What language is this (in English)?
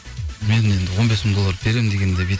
Kazakh